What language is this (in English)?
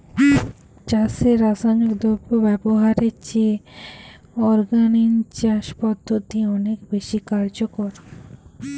Bangla